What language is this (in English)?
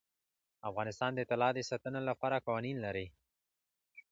Pashto